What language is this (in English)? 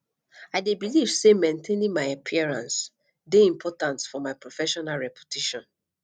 Nigerian Pidgin